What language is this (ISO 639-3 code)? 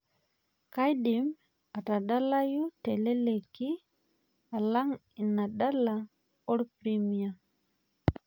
mas